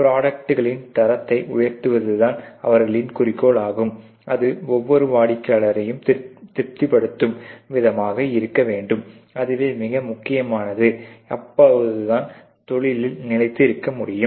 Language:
Tamil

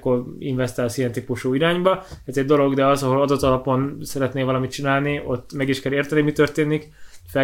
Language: Hungarian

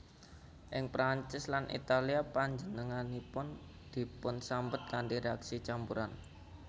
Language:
Javanese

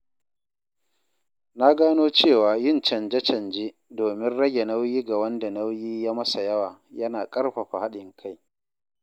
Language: Hausa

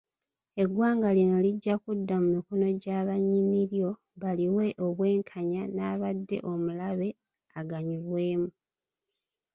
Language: Ganda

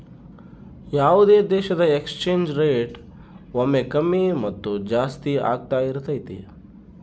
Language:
Kannada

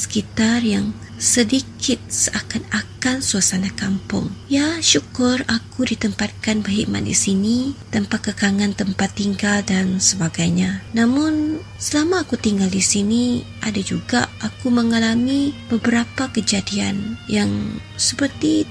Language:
Malay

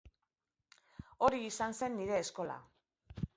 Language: Basque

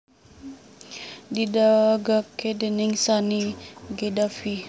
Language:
Javanese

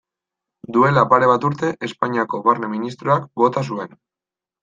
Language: Basque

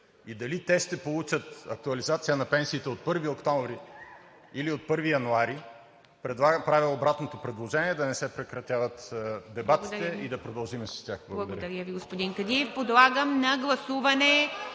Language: Bulgarian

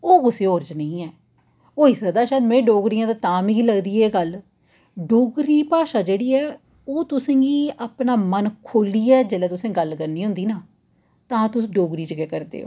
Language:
Dogri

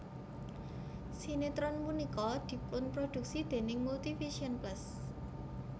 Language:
Javanese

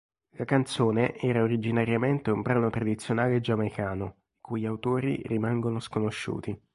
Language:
Italian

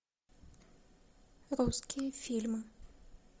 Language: Russian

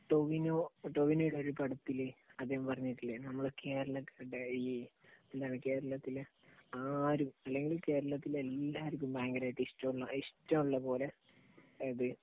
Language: Malayalam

